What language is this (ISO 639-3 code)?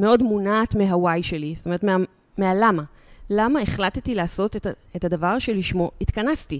heb